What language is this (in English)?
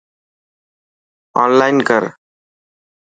Dhatki